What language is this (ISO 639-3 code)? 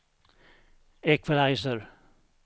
swe